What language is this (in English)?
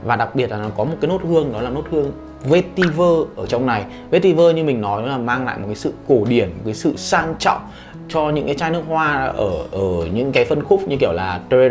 Vietnamese